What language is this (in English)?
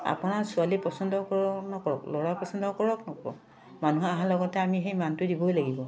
Assamese